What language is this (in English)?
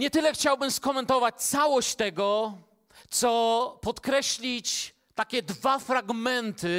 Polish